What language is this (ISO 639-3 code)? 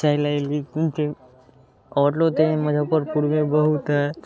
mai